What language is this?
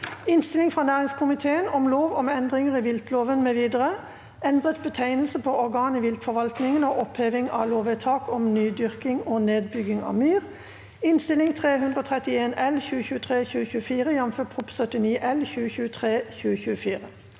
Norwegian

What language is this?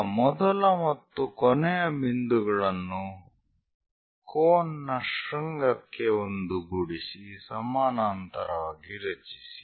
Kannada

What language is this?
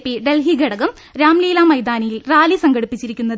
Malayalam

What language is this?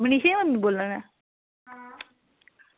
Dogri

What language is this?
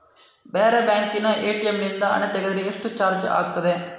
Kannada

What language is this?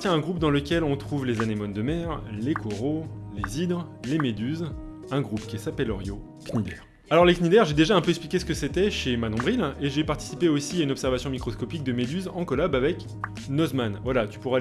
French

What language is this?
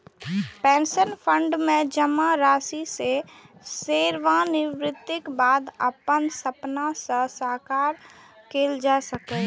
Maithili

